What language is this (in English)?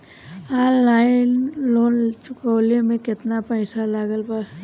Bhojpuri